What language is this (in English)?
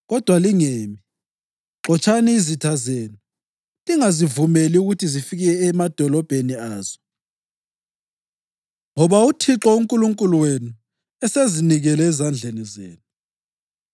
North Ndebele